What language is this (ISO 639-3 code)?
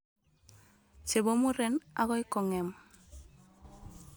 kln